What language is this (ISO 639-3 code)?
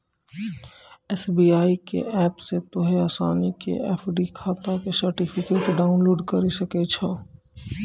mai